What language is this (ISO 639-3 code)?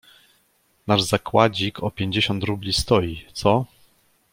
pol